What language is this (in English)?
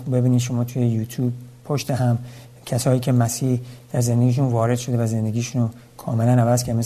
Persian